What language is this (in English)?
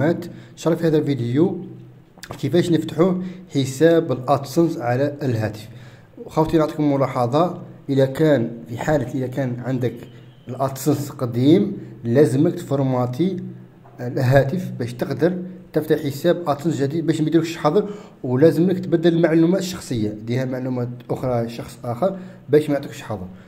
Arabic